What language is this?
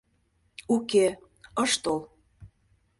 Mari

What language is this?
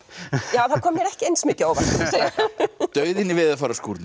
Icelandic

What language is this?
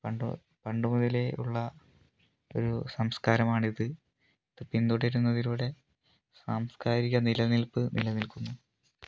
Malayalam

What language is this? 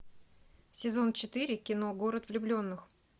Russian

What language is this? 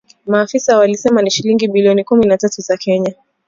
Swahili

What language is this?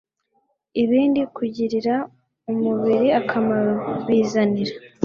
Kinyarwanda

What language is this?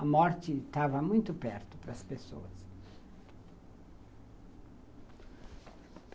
Portuguese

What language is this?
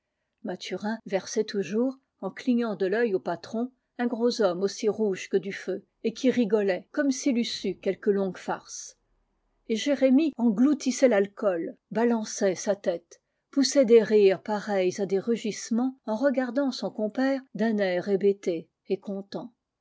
French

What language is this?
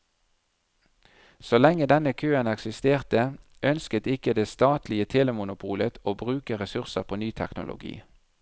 Norwegian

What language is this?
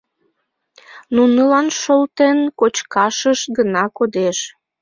Mari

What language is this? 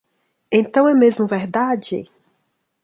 Portuguese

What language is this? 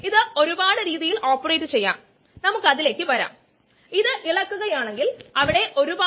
Malayalam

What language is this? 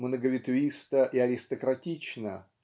Russian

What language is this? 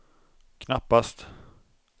Swedish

